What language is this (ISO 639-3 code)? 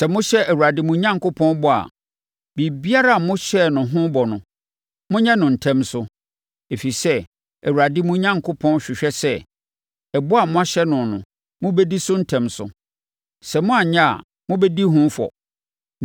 aka